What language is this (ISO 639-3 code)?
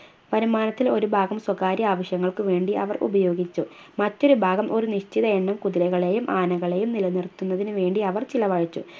mal